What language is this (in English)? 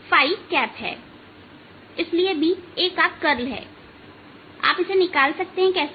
Hindi